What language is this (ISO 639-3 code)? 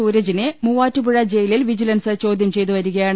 mal